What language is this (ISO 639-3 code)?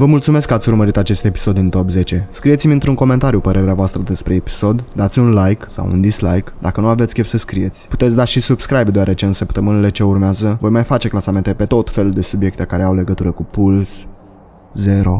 ron